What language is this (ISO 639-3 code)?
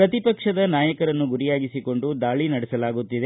kan